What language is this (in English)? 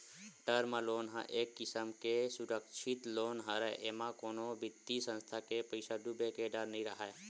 Chhattisgarhi